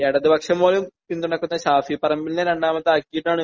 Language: Malayalam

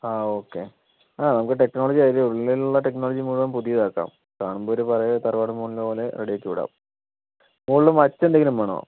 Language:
Malayalam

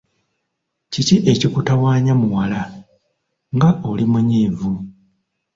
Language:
Ganda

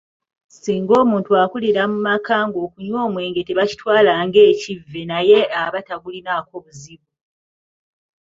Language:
Ganda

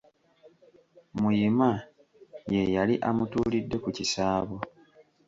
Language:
Ganda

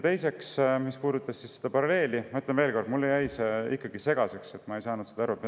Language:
Estonian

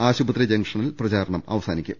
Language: Malayalam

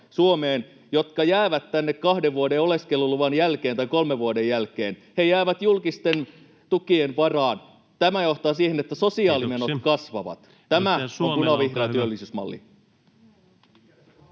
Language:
Finnish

